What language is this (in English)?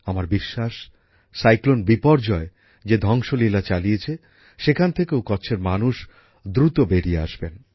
Bangla